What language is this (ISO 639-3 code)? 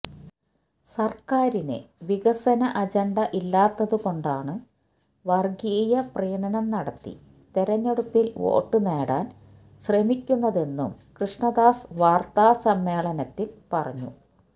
mal